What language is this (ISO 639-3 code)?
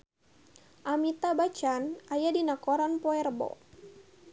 sun